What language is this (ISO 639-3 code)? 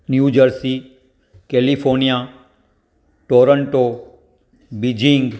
snd